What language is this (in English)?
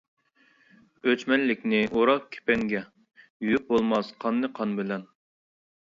Uyghur